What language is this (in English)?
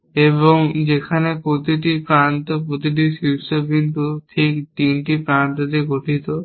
Bangla